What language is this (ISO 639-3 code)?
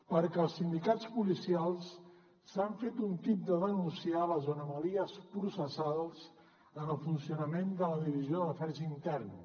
cat